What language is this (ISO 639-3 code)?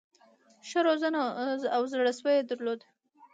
pus